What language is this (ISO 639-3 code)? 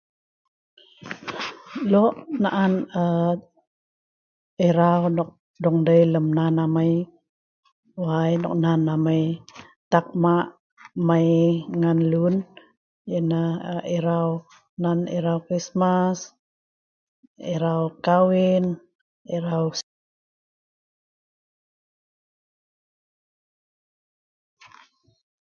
snv